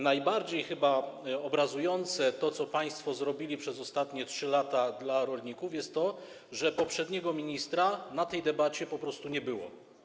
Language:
Polish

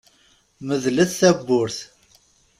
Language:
Kabyle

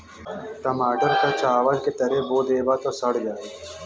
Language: Bhojpuri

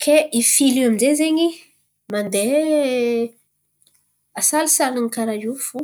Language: Antankarana Malagasy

